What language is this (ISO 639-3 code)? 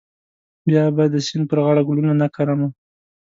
pus